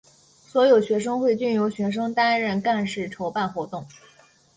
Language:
Chinese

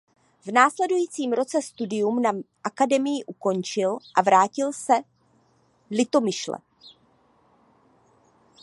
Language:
Czech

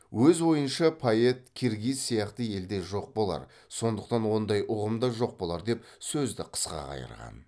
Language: Kazakh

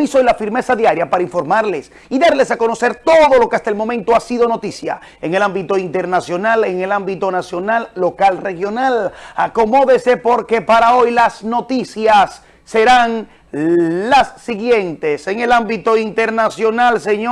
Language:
Spanish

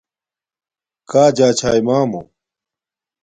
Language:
Domaaki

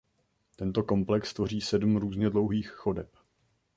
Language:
Czech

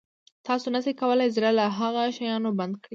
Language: Pashto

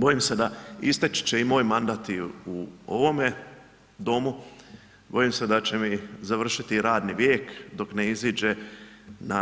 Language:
Croatian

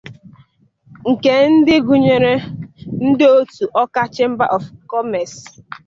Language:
Igbo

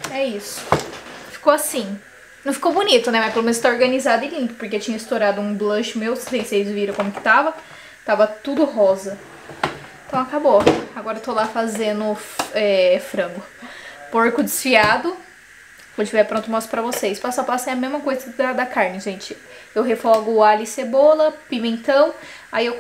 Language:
Portuguese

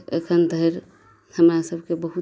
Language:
Maithili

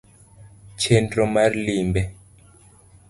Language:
Luo (Kenya and Tanzania)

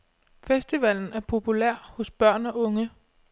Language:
Danish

